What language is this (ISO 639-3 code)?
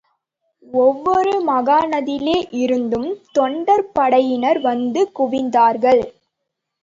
tam